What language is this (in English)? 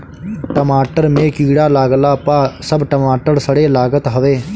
Bhojpuri